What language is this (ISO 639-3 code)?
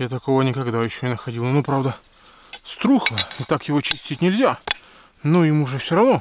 rus